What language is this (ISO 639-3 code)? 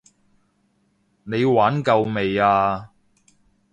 yue